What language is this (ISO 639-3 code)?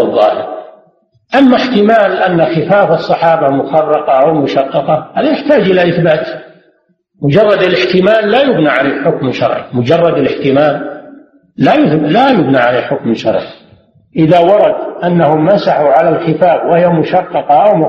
ara